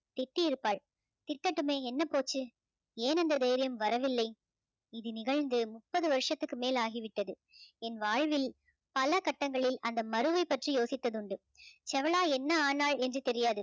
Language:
Tamil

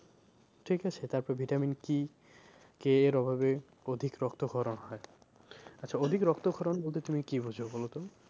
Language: Bangla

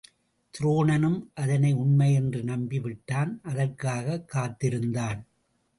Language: Tamil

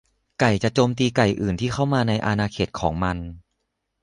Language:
Thai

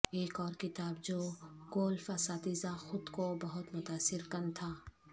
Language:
Urdu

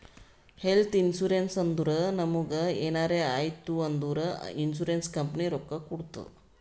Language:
Kannada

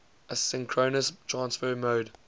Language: English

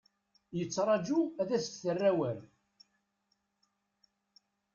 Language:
Kabyle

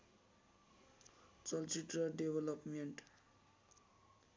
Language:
Nepali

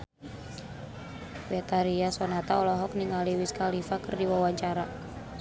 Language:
Sundanese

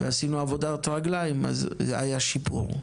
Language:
Hebrew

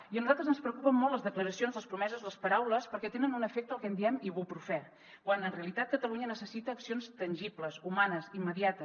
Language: Catalan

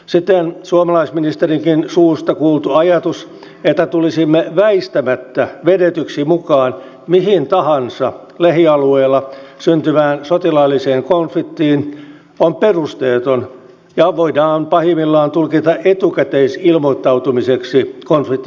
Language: Finnish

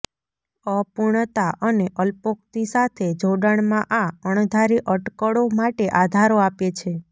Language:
Gujarati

